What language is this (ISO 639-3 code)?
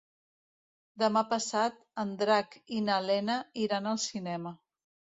cat